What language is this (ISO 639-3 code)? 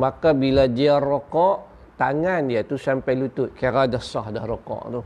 msa